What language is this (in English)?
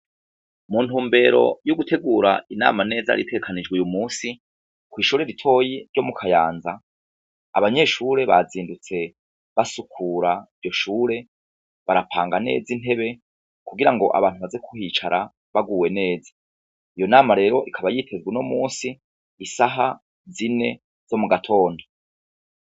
Rundi